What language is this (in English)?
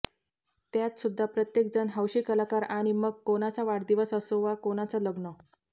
Marathi